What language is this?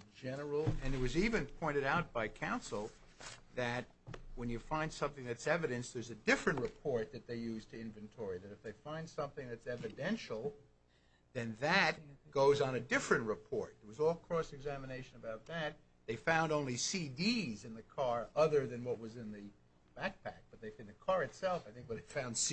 English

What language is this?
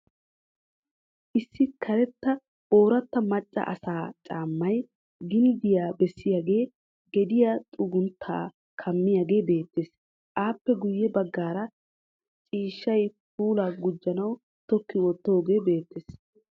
Wolaytta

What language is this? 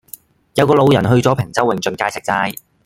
Cantonese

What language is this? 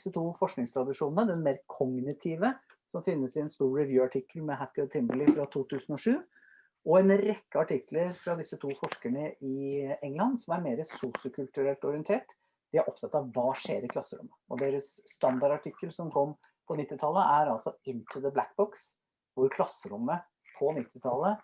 Norwegian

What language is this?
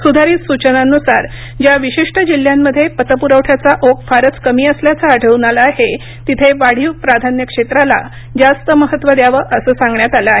Marathi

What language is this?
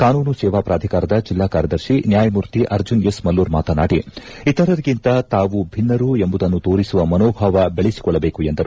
Kannada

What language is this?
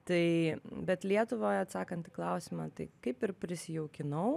Lithuanian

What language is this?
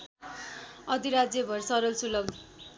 Nepali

